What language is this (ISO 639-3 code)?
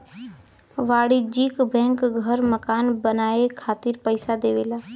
bho